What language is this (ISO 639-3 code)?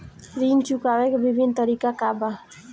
bho